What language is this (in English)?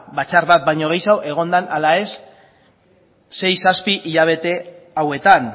Basque